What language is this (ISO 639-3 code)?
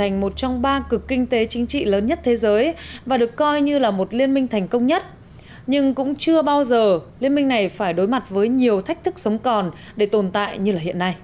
vie